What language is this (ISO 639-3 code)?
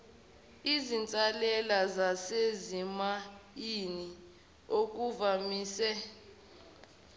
zul